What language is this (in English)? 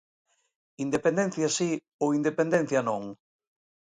Galician